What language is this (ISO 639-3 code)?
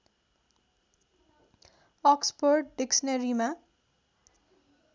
nep